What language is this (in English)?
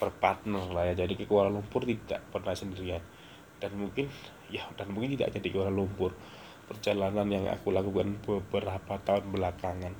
Indonesian